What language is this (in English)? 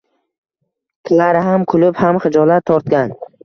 Uzbek